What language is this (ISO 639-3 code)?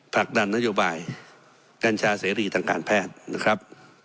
tha